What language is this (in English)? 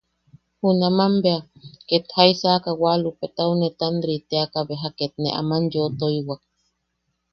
Yaqui